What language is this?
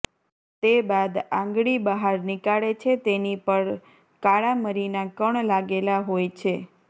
Gujarati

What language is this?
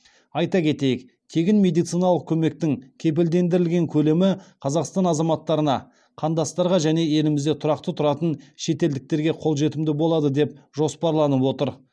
Kazakh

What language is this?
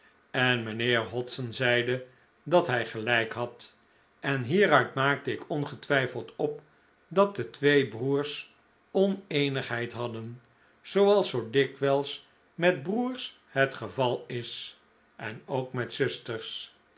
Dutch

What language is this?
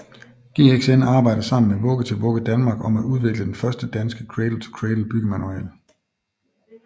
Danish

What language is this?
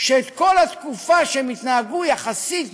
Hebrew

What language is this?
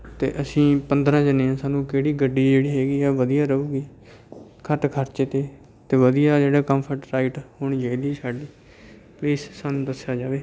Punjabi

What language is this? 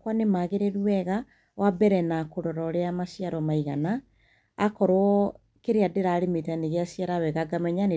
Kikuyu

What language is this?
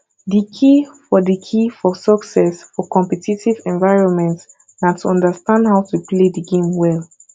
Nigerian Pidgin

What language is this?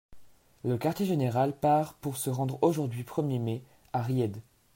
French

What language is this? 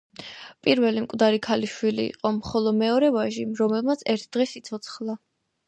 Georgian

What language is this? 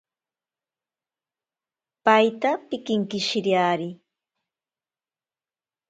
Ashéninka Perené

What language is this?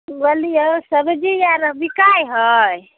Maithili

